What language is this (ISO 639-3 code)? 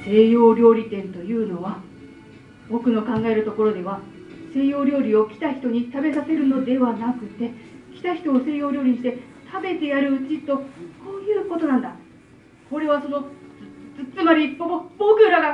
jpn